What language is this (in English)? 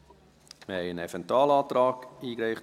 Swiss German